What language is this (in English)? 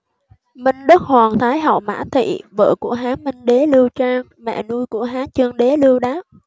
Vietnamese